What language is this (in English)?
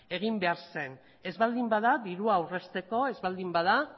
Basque